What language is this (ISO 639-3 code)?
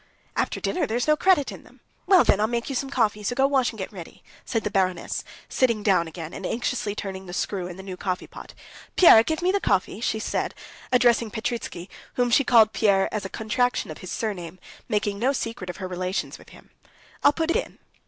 eng